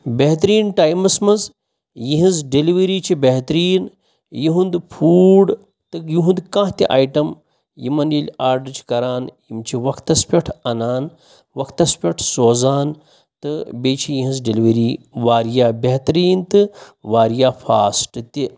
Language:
Kashmiri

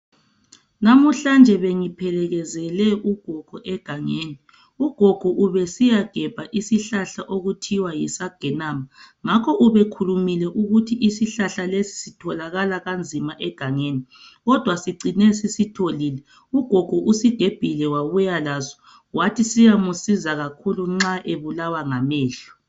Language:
North Ndebele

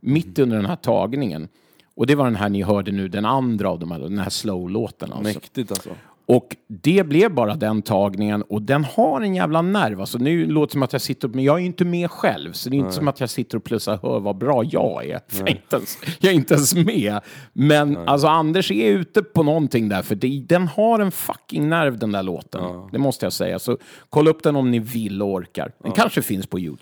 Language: Swedish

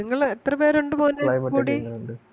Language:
Malayalam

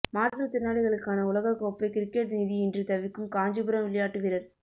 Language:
Tamil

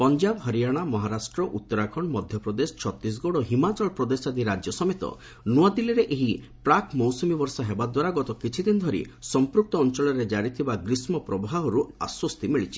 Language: Odia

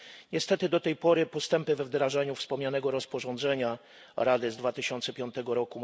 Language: Polish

